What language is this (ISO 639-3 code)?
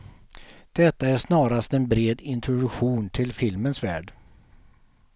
swe